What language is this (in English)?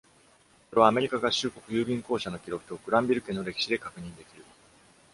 Japanese